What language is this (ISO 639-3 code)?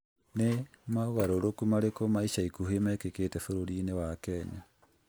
kik